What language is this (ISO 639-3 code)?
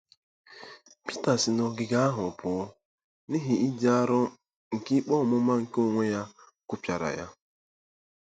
ibo